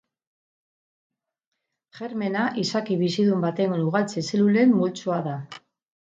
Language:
Basque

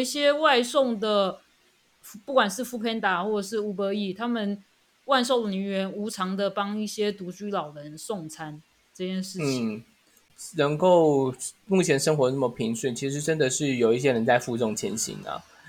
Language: Chinese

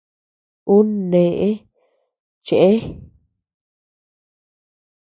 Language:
Tepeuxila Cuicatec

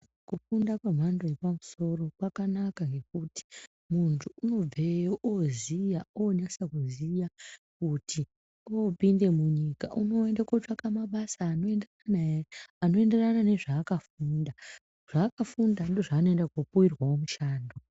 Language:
Ndau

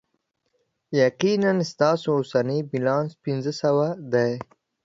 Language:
Pashto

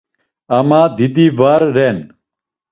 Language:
Laz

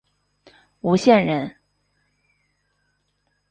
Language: Chinese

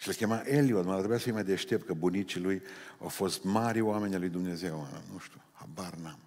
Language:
Romanian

